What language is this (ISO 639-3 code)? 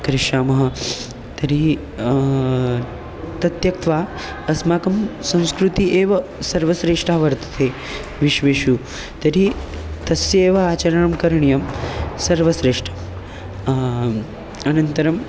san